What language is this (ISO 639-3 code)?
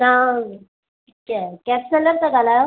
snd